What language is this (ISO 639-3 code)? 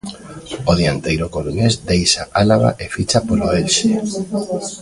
glg